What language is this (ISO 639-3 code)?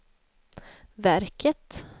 swe